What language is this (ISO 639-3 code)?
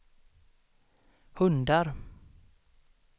swe